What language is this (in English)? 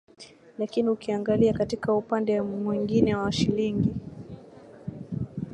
Swahili